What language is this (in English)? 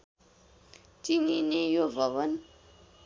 Nepali